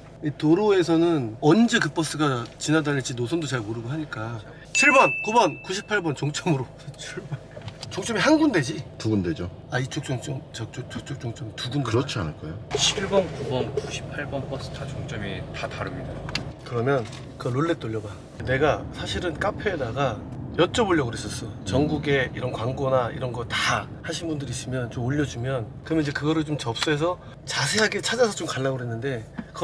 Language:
Korean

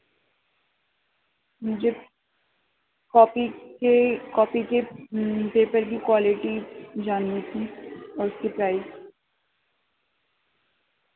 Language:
Urdu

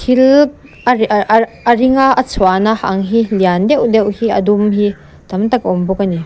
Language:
Mizo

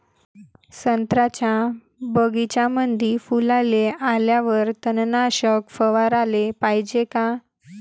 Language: Marathi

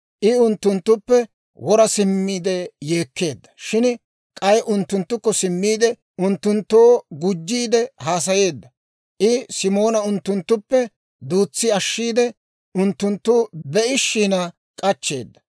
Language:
Dawro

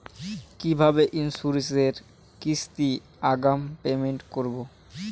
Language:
Bangla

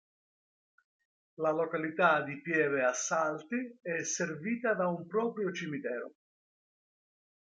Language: Italian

